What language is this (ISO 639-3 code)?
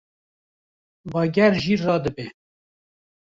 kur